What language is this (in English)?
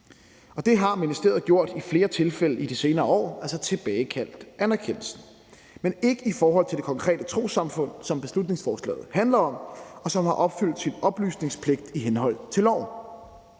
Danish